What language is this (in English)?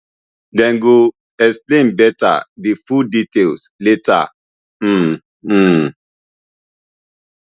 Nigerian Pidgin